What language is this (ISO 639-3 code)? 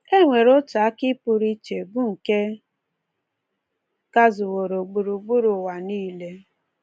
ibo